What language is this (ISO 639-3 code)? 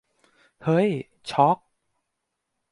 tha